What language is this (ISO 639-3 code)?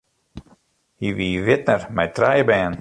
fry